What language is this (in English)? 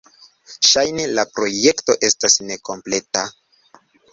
Esperanto